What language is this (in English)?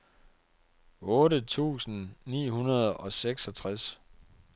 Danish